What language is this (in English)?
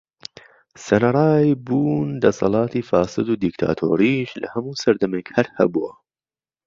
Central Kurdish